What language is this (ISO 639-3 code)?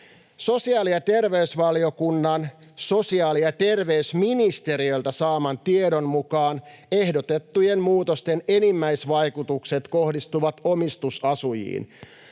fin